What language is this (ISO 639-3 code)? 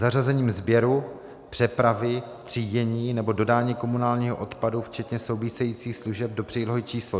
ces